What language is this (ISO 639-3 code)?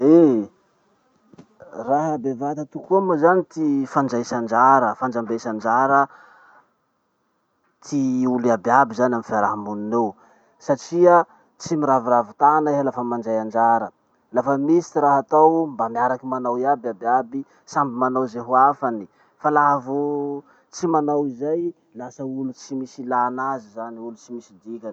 msh